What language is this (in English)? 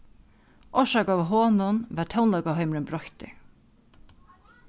Faroese